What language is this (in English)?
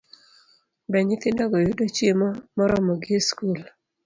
Luo (Kenya and Tanzania)